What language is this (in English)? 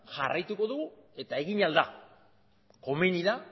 Basque